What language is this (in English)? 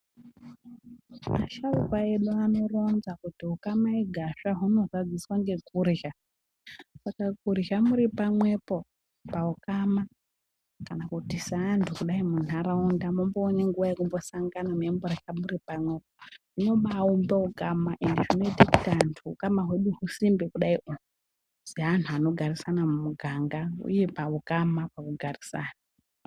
Ndau